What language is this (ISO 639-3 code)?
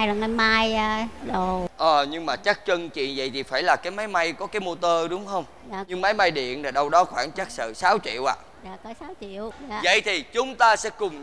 vie